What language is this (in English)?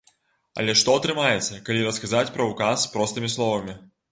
Belarusian